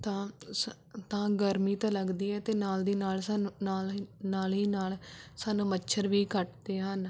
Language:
Punjabi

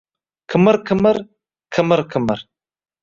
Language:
Uzbek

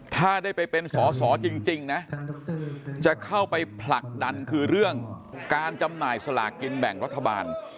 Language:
Thai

